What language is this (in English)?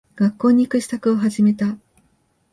Japanese